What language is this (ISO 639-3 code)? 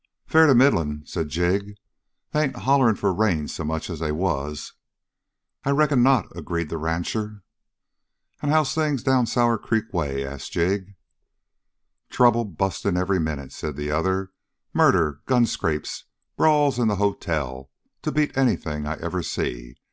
eng